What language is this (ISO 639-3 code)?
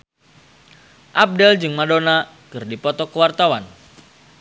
sun